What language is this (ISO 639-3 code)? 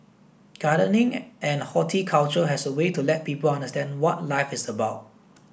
eng